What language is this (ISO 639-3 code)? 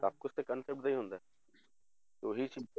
pan